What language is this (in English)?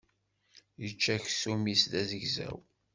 Kabyle